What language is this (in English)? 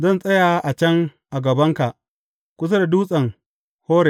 Hausa